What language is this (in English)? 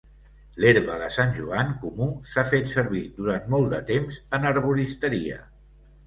Catalan